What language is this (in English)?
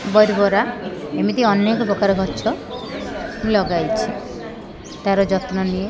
Odia